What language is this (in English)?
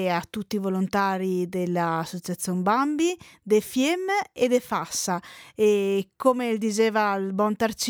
Italian